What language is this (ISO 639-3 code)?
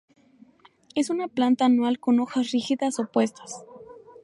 spa